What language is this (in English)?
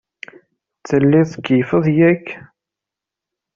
Kabyle